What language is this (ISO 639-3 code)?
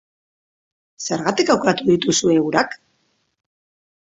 eus